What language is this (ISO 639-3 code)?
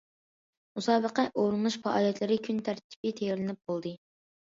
uig